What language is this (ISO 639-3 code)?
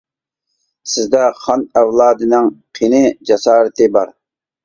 uig